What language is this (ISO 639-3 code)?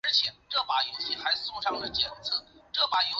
zho